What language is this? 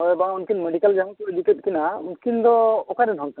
Santali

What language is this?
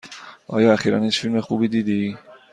Persian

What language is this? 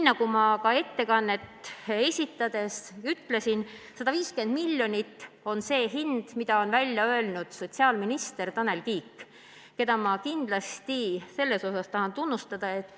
Estonian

